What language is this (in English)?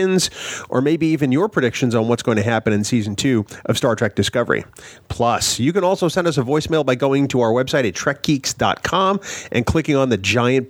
English